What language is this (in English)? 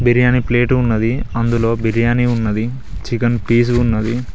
Telugu